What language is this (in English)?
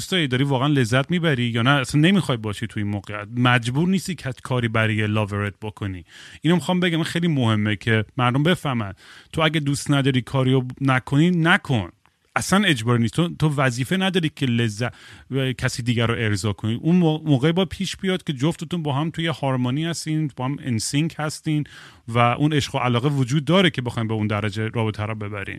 Persian